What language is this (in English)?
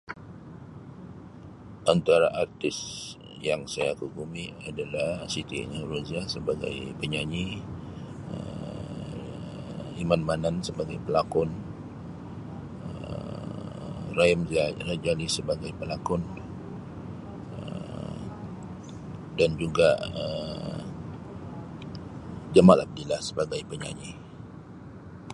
Sabah Malay